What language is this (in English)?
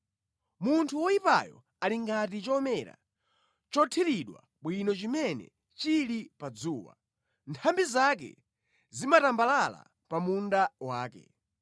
Nyanja